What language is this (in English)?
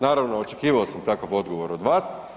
Croatian